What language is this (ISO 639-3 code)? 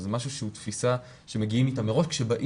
heb